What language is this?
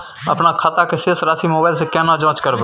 Maithili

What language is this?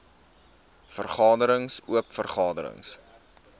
Afrikaans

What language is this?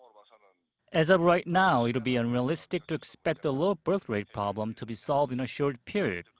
English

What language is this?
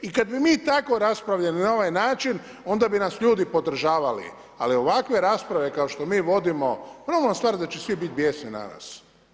Croatian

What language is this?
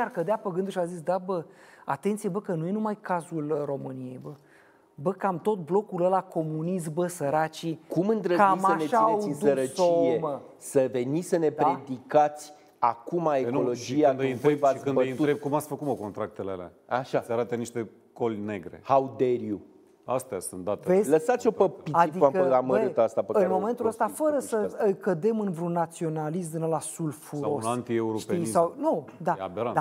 Romanian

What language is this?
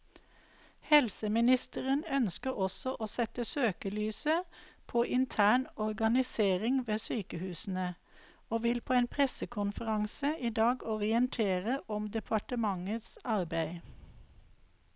Norwegian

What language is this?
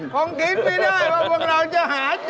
Thai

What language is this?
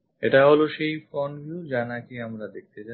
Bangla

